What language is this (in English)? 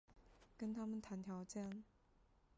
Chinese